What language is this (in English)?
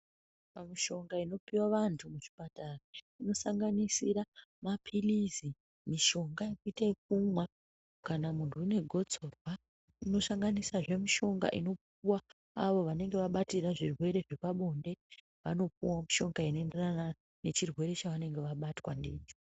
Ndau